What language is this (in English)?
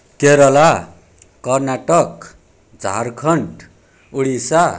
Nepali